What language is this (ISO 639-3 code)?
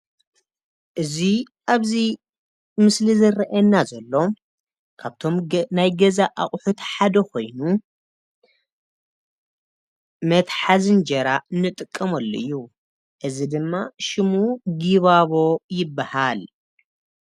tir